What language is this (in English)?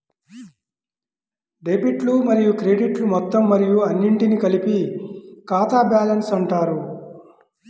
Telugu